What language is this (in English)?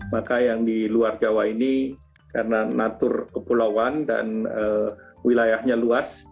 Indonesian